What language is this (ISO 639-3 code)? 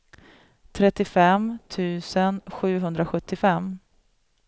swe